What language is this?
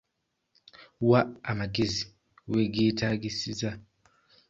Ganda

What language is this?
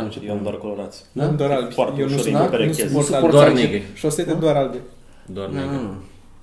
Romanian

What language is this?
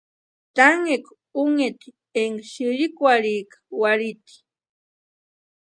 Western Highland Purepecha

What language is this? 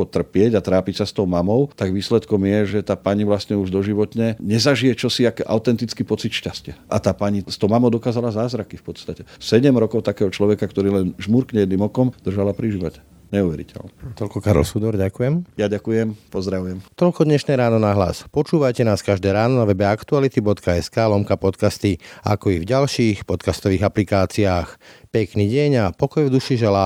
Slovak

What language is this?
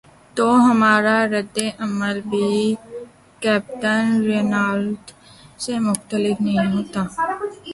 Urdu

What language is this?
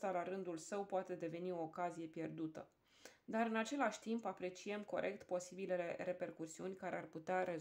Romanian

